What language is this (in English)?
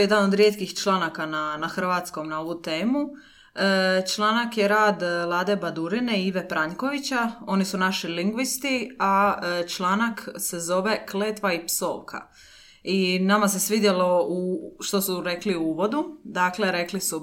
Croatian